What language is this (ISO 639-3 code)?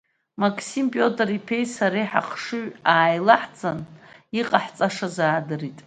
abk